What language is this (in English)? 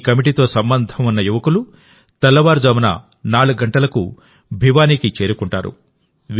Telugu